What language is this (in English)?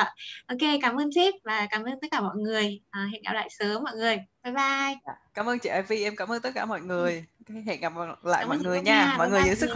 Vietnamese